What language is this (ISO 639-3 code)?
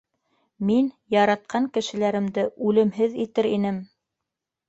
bak